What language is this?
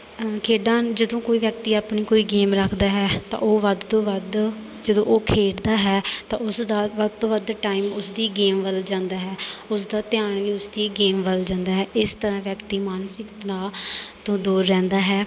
Punjabi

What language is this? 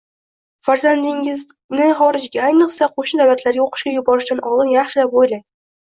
Uzbek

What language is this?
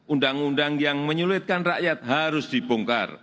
Indonesian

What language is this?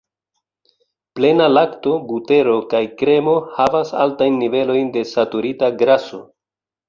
Esperanto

